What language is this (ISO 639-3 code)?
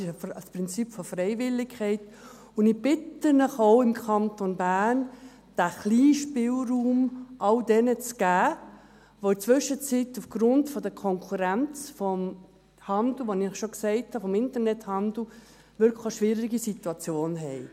gsw